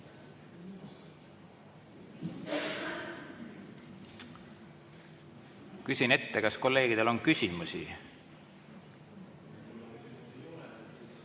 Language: Estonian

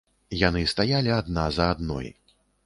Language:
Belarusian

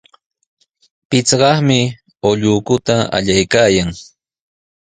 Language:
Sihuas Ancash Quechua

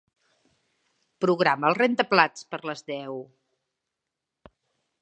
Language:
Catalan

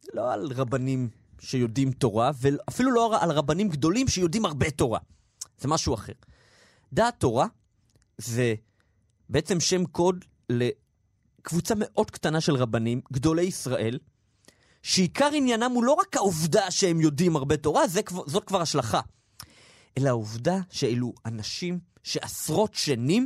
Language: Hebrew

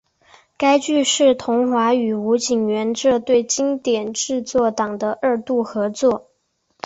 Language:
Chinese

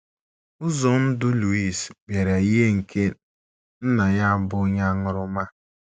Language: Igbo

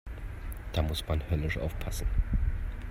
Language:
German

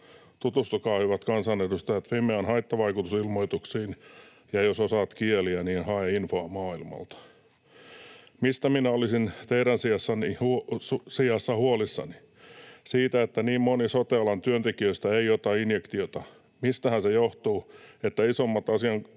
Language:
Finnish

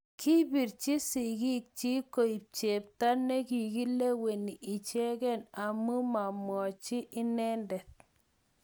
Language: Kalenjin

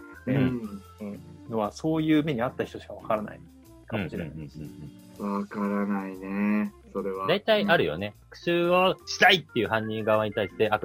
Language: Japanese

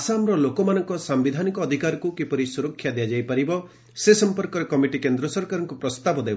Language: Odia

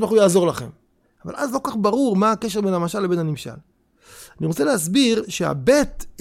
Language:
Hebrew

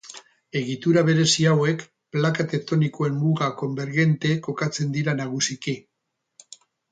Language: Basque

